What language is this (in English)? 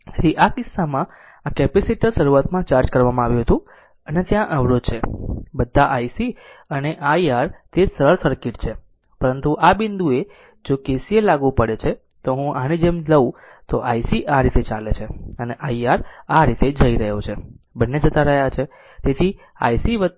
Gujarati